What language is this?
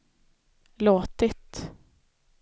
Swedish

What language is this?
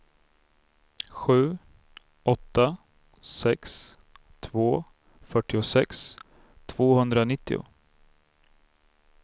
Swedish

